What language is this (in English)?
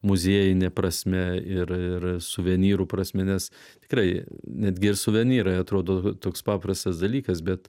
Lithuanian